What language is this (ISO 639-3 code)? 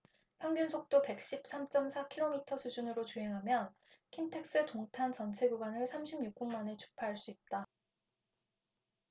kor